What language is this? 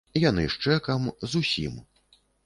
Belarusian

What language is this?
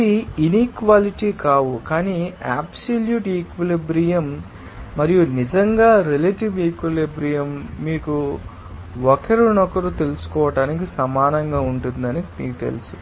Telugu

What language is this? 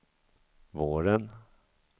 Swedish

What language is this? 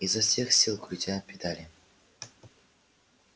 Russian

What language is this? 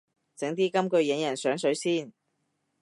Cantonese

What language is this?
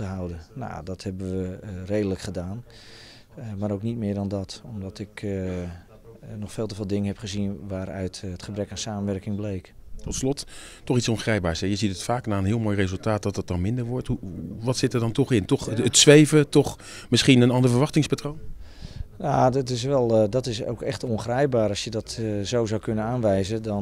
Dutch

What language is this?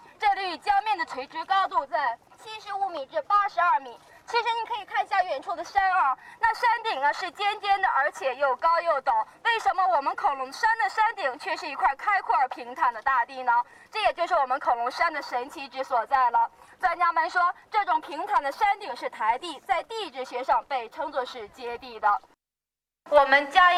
Chinese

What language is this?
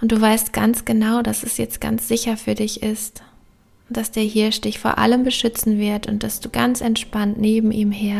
German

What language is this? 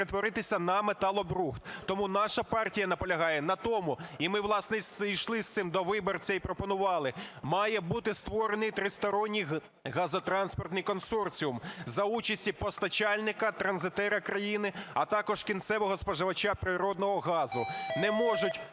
Ukrainian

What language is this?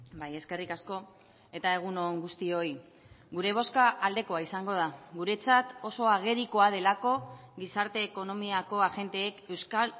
Basque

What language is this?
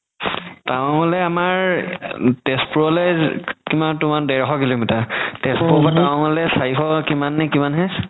Assamese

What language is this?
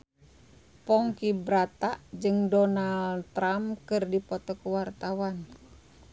Sundanese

